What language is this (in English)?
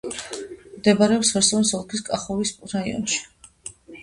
Georgian